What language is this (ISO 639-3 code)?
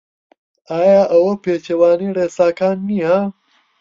ckb